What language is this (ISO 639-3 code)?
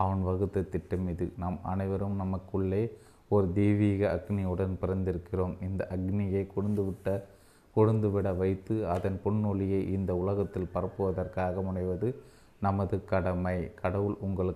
tam